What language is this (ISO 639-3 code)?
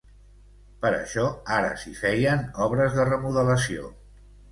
cat